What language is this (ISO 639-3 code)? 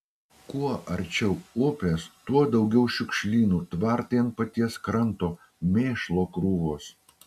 lit